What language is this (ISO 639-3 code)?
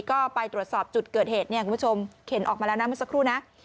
tha